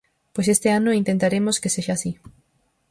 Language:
Galician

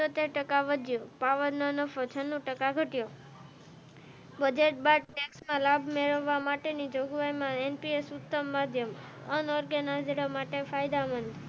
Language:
Gujarati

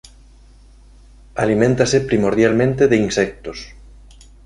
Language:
Galician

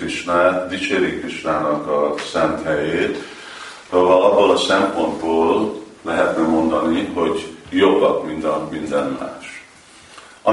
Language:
Hungarian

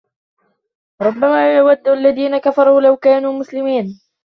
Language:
Arabic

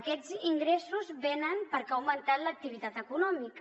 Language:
Catalan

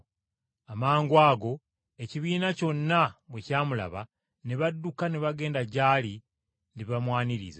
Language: Ganda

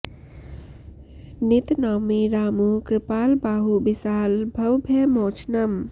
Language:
Sanskrit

